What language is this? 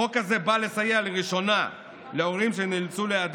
Hebrew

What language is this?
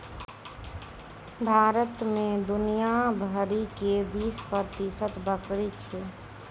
Maithili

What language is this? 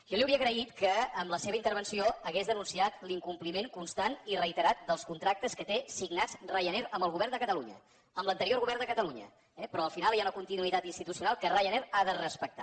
Catalan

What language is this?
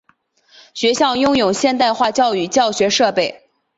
Chinese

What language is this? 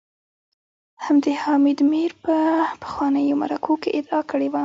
Pashto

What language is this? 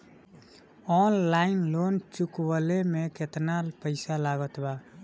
Bhojpuri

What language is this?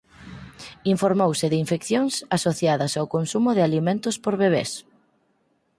Galician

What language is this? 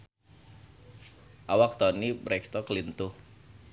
Sundanese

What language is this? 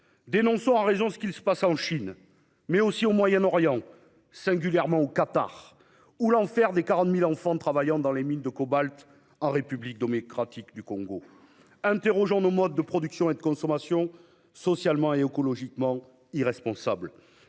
French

